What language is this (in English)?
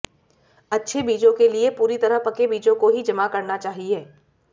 Hindi